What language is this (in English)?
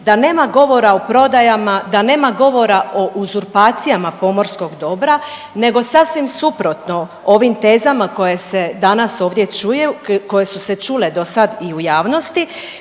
Croatian